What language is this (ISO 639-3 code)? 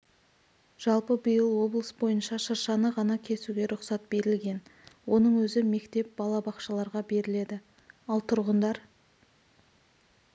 kaz